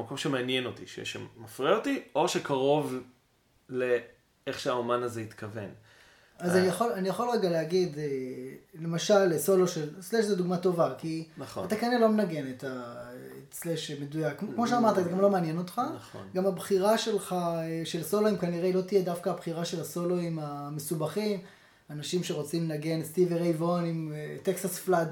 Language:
Hebrew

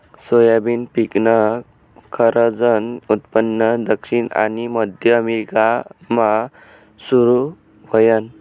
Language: Marathi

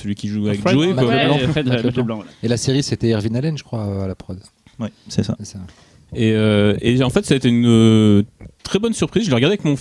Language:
French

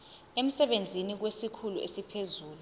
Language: Zulu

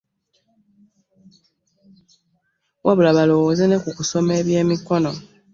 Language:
Ganda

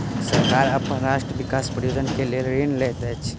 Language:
Maithili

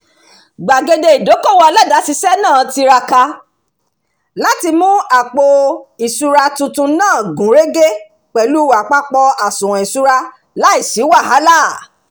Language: Yoruba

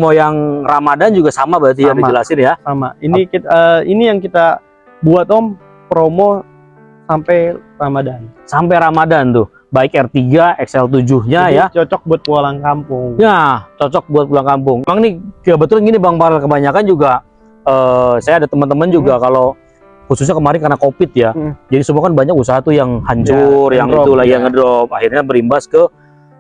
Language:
Indonesian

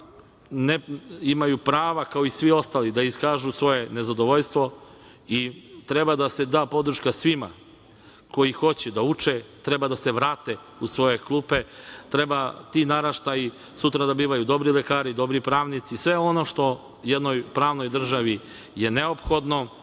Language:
Serbian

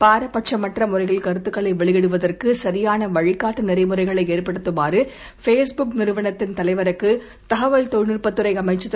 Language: Tamil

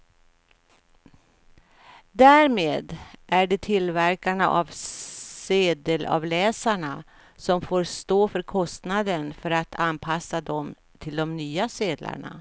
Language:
Swedish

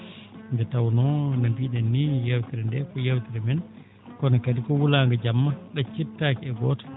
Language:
Fula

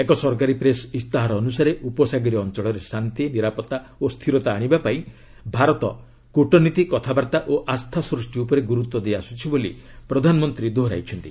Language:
Odia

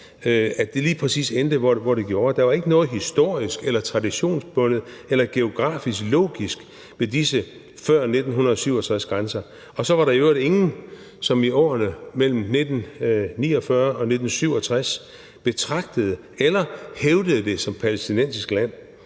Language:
Danish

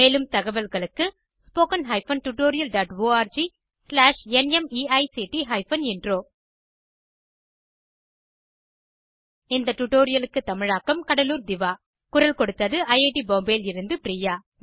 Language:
Tamil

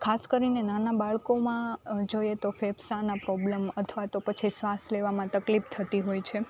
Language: Gujarati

